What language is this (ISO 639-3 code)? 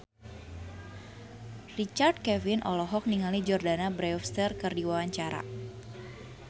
sun